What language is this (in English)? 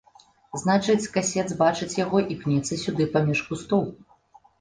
Belarusian